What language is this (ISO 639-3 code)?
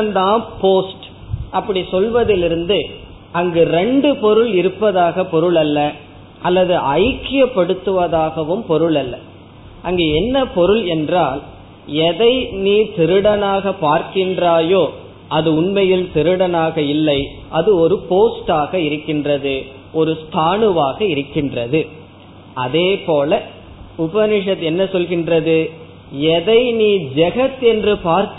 tam